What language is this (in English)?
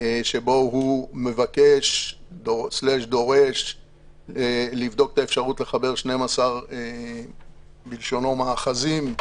Hebrew